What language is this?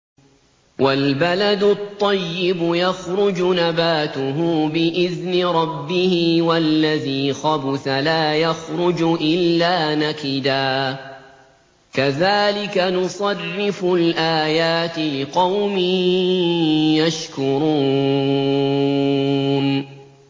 Arabic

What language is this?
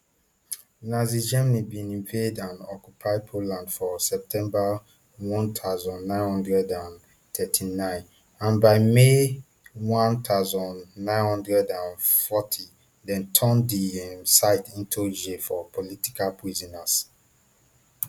Nigerian Pidgin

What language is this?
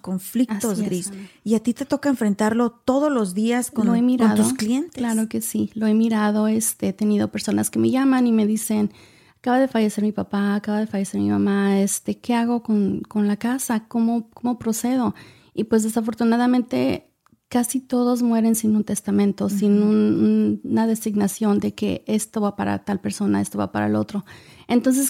Spanish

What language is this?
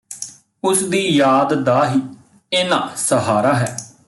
Punjabi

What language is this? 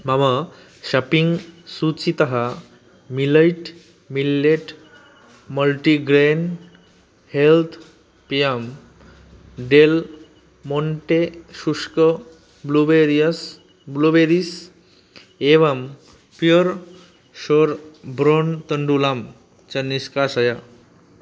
Sanskrit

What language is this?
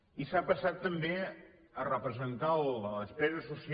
Catalan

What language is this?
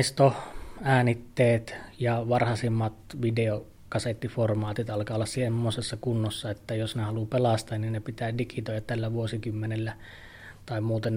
Finnish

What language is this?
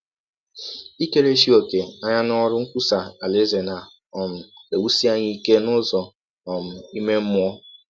Igbo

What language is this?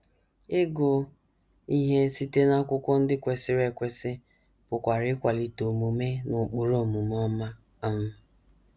Igbo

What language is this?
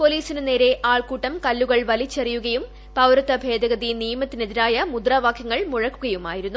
Malayalam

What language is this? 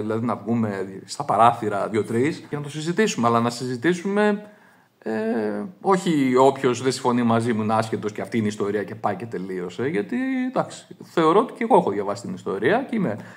Greek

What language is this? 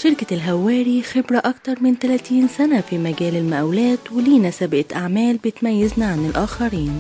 Arabic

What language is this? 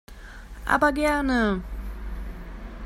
German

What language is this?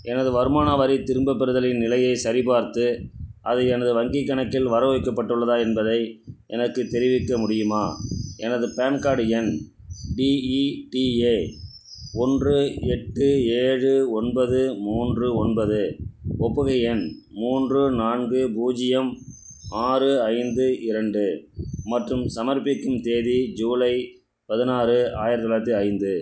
Tamil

